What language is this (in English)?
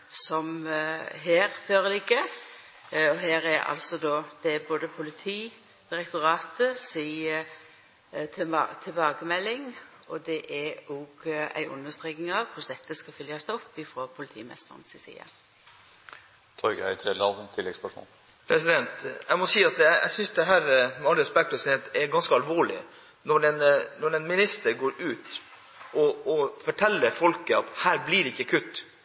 Norwegian